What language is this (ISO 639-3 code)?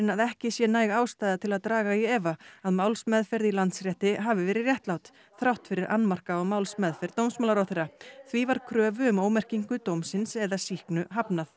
isl